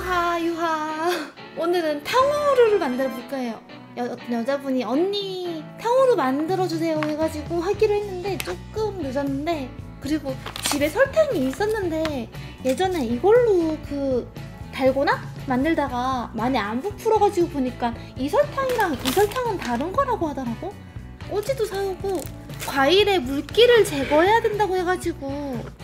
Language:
Korean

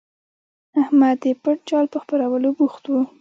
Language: Pashto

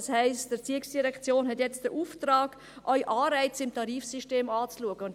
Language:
Swiss German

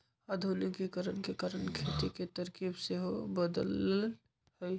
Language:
Magahi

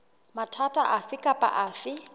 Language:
Southern Sotho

